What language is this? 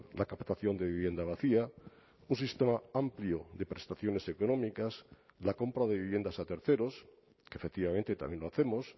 Spanish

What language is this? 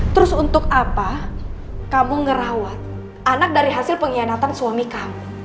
Indonesian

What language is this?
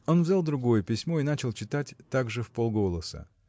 Russian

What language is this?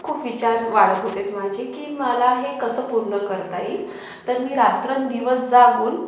Marathi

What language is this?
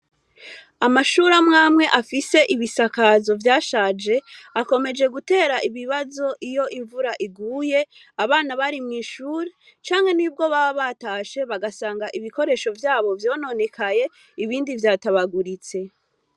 Rundi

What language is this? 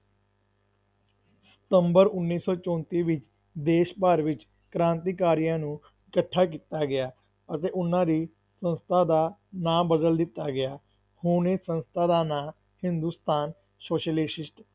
Punjabi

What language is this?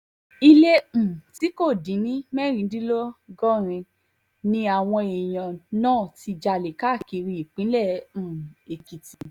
Yoruba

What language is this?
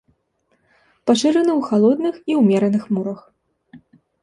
Belarusian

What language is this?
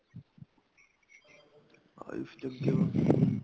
Punjabi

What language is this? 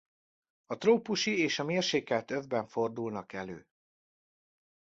Hungarian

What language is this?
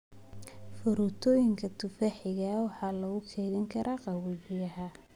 Somali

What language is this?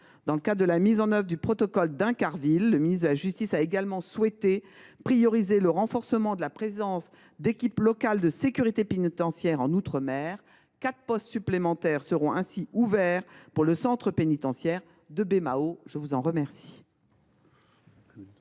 French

